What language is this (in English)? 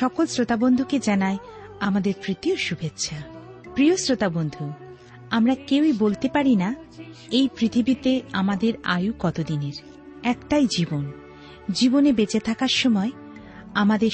Bangla